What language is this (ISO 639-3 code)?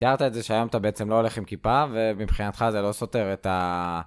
heb